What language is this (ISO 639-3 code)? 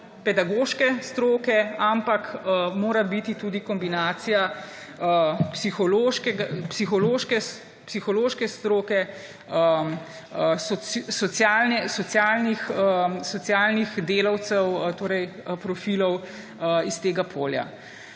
slv